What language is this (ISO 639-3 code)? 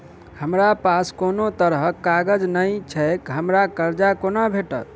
mai